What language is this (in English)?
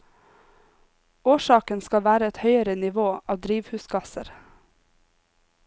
Norwegian